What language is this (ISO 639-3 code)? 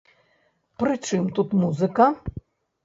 bel